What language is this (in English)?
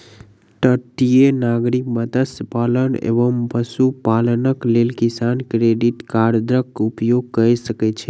Maithili